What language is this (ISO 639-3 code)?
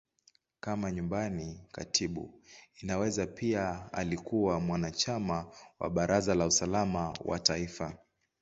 swa